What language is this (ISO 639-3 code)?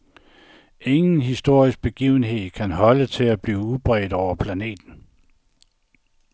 dan